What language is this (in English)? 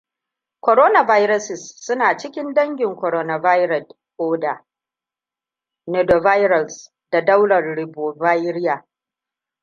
Hausa